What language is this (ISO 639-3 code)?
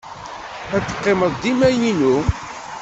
kab